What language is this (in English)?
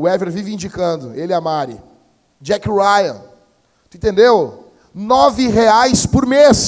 Portuguese